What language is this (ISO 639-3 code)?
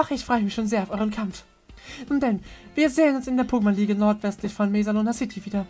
deu